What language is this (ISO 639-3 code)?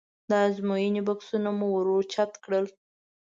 pus